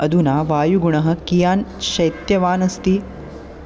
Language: Sanskrit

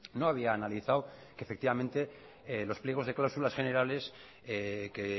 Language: Spanish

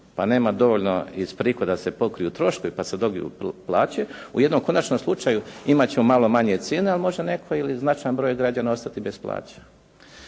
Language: Croatian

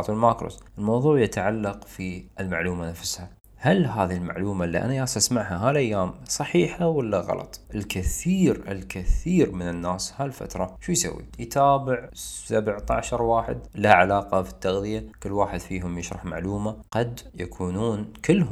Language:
Arabic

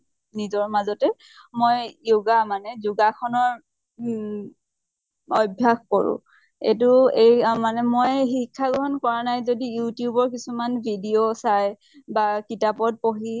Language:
Assamese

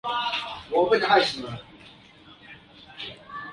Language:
English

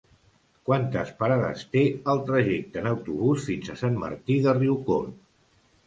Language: Catalan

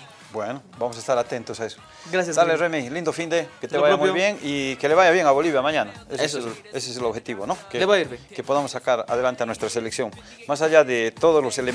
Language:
Spanish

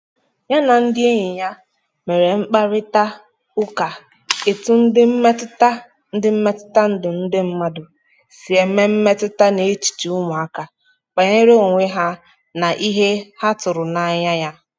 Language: Igbo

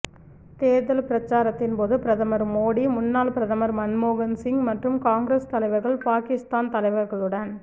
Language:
Tamil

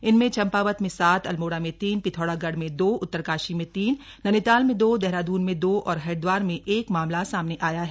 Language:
Hindi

